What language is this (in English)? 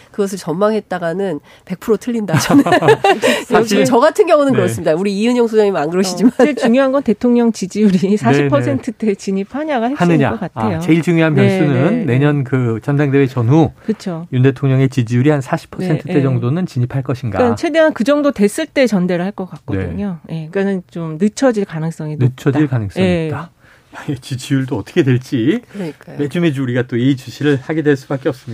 Korean